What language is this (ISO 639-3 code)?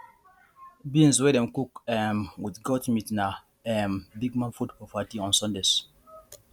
pcm